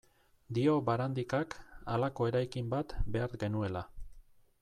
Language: Basque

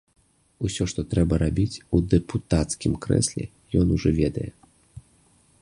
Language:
Belarusian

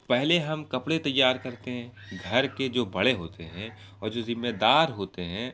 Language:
Urdu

